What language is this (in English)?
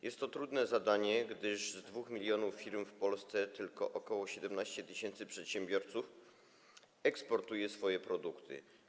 Polish